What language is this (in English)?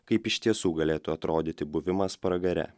Lithuanian